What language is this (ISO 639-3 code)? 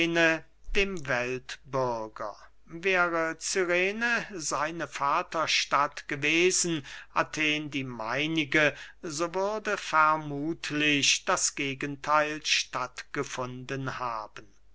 deu